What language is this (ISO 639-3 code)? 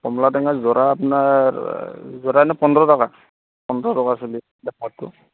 asm